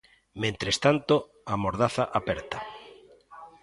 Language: Galician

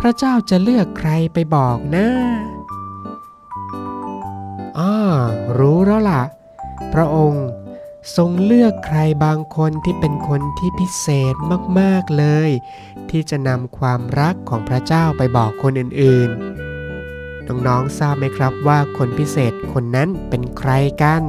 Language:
Thai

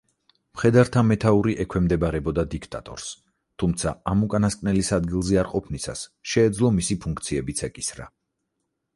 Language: Georgian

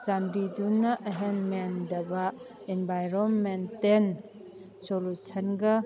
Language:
Manipuri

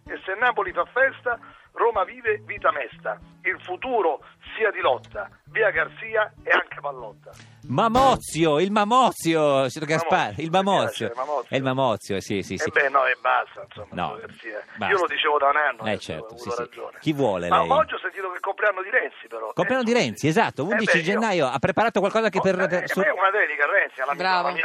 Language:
Italian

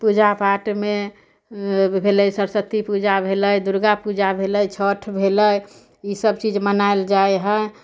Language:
Maithili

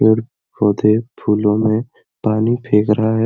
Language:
Sadri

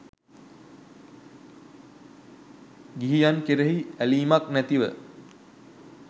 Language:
Sinhala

